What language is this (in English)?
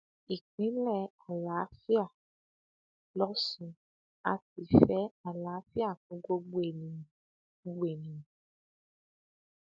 Yoruba